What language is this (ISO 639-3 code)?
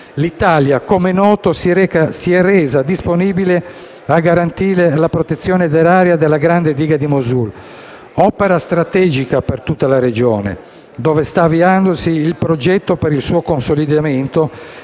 ita